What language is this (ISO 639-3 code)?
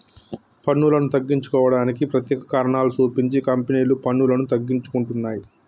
tel